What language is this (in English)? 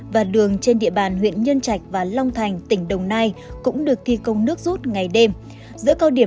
Vietnamese